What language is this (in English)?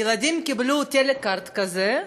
Hebrew